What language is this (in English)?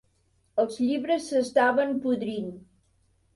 Catalan